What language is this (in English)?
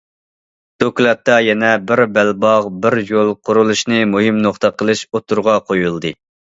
Uyghur